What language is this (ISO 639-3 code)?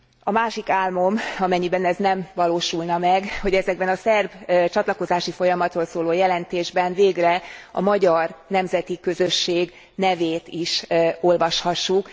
hun